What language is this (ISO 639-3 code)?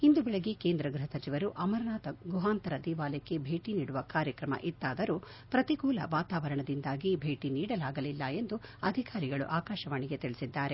kan